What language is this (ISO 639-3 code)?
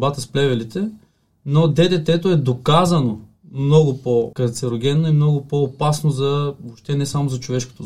bul